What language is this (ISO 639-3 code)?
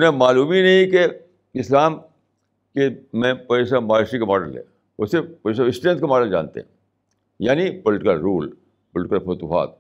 urd